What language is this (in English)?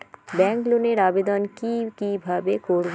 Bangla